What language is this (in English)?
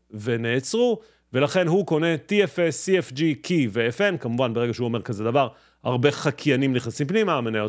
Hebrew